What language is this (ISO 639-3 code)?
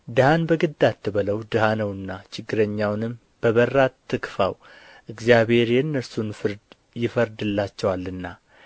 amh